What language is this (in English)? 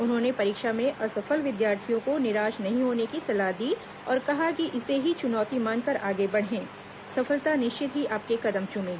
Hindi